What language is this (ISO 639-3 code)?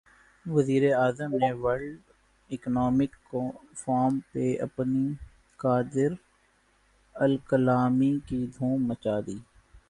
urd